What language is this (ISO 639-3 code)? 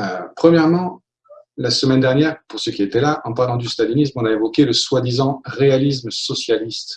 fra